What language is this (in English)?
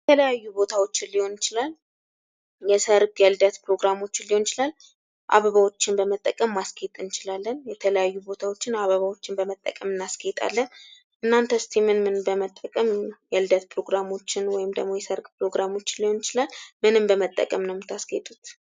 Amharic